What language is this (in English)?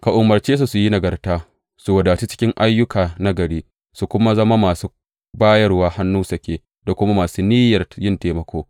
Hausa